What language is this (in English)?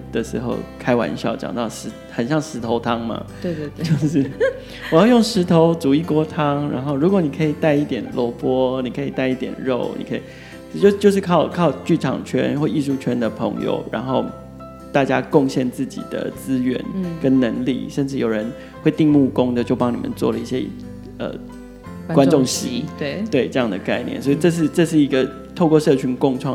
Chinese